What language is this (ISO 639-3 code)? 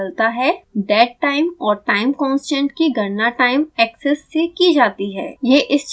hin